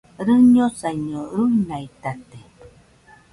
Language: Nüpode Huitoto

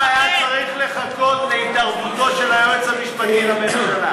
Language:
Hebrew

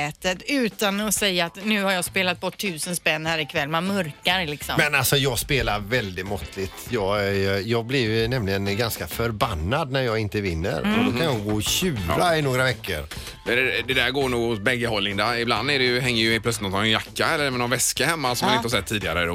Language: Swedish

